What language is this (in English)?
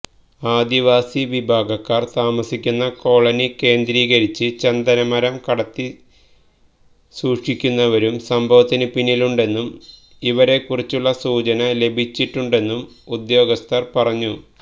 Malayalam